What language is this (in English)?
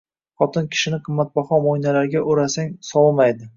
Uzbek